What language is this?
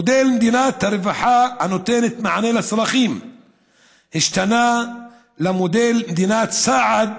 Hebrew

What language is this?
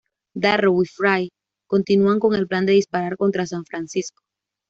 Spanish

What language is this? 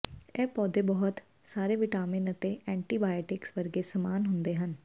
Punjabi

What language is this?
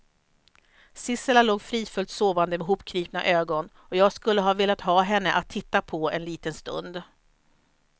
Swedish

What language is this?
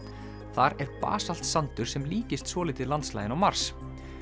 Icelandic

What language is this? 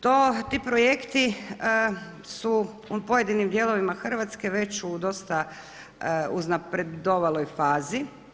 Croatian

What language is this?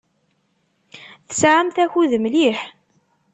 Kabyle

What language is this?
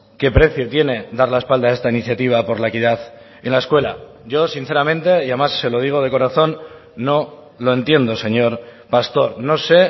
Spanish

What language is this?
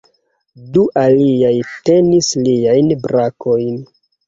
Esperanto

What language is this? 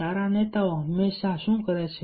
Gujarati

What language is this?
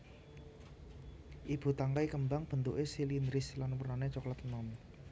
Javanese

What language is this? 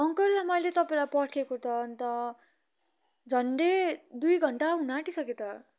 Nepali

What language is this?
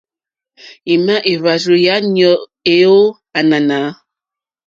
Mokpwe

